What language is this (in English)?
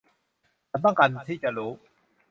Thai